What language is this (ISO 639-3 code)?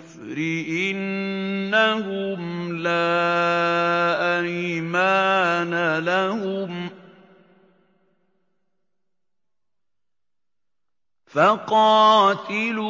ara